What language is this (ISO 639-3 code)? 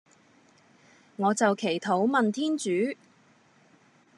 yue